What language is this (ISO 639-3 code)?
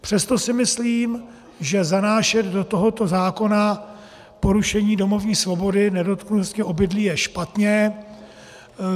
ces